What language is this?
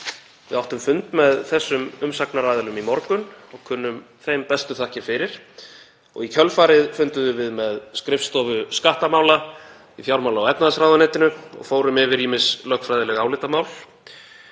Icelandic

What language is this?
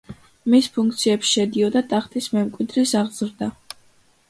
Georgian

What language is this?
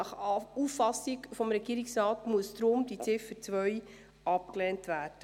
Swiss German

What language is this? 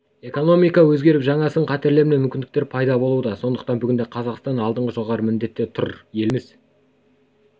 Kazakh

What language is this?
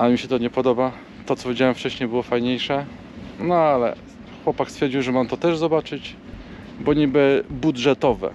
Polish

